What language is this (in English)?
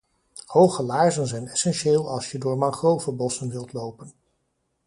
Dutch